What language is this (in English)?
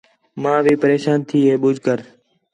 Khetrani